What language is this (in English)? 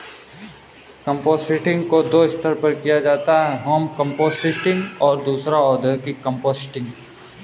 Hindi